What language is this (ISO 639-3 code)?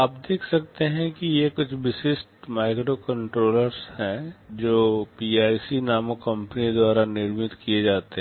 hin